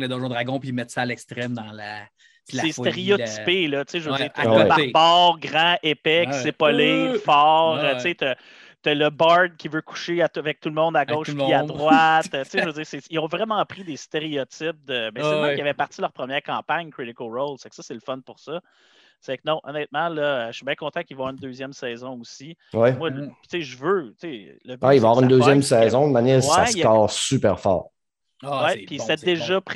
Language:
French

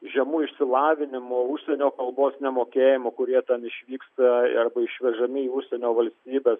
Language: Lithuanian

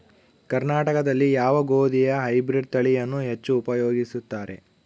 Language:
Kannada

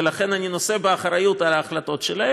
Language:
Hebrew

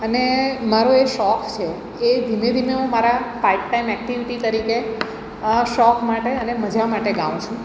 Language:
Gujarati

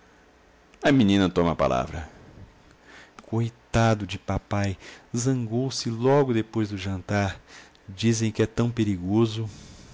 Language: Portuguese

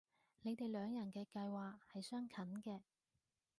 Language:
Cantonese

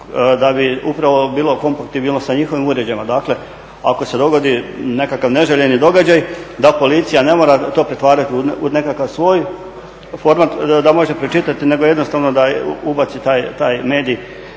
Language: Croatian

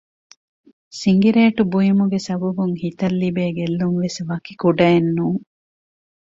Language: Divehi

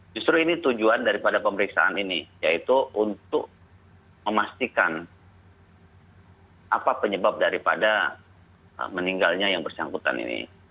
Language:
Indonesian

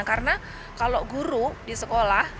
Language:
Indonesian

